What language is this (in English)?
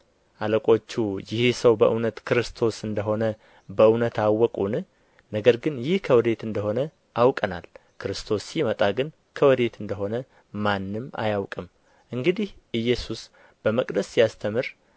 Amharic